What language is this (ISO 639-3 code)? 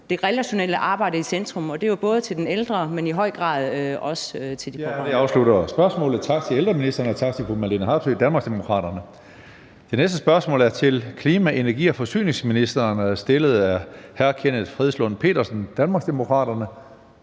dan